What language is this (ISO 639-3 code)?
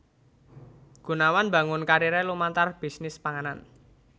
jav